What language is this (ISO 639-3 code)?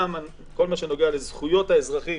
heb